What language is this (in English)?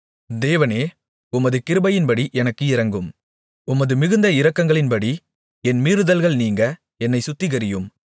Tamil